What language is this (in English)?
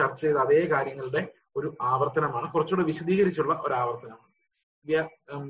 Malayalam